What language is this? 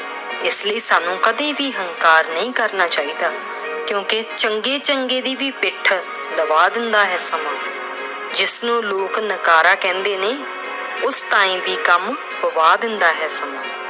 Punjabi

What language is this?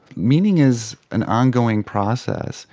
English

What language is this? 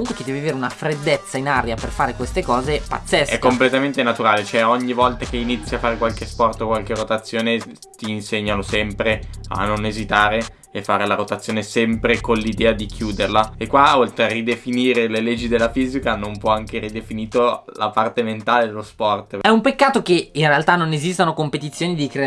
Italian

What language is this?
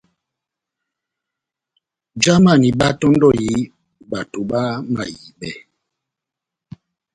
Batanga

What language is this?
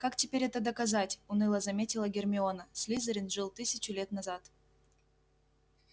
Russian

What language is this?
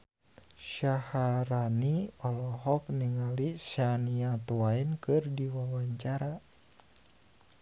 Sundanese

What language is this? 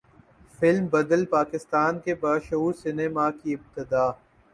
Urdu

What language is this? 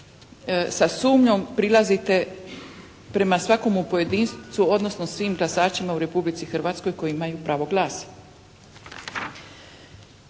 Croatian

